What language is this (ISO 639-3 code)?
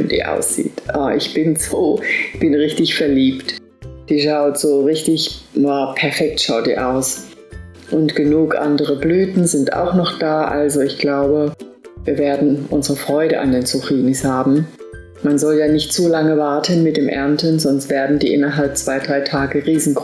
deu